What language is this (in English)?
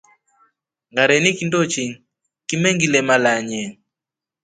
Rombo